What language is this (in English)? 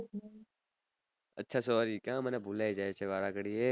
Gujarati